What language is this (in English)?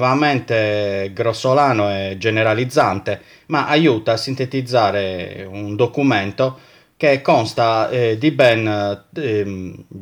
Italian